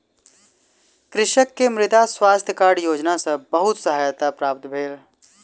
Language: Maithili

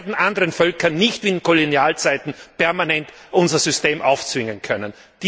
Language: German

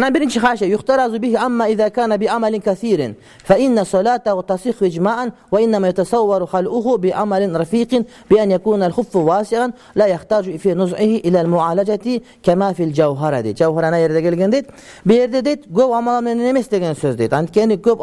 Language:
Arabic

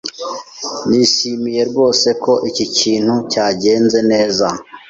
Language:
Kinyarwanda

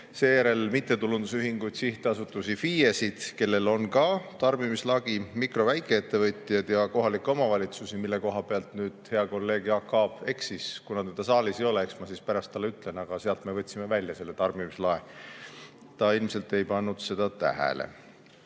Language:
Estonian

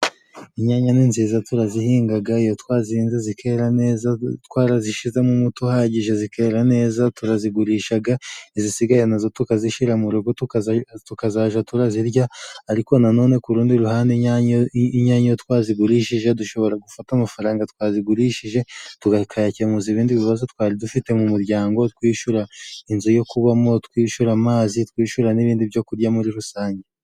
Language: Kinyarwanda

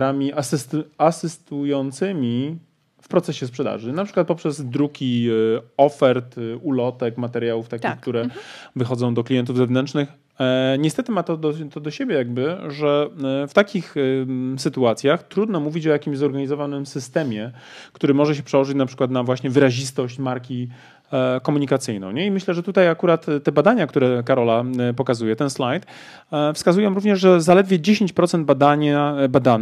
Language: Polish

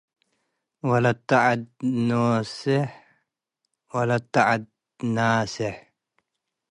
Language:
Tigre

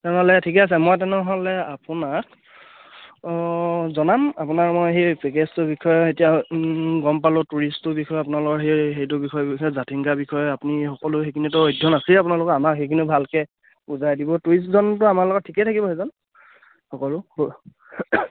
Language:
Assamese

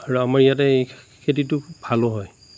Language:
Assamese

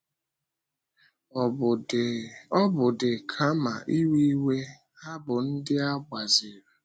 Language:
Igbo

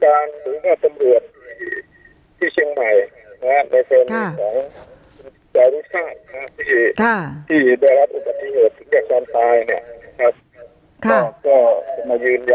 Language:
Thai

